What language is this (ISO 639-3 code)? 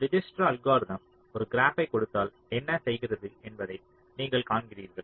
tam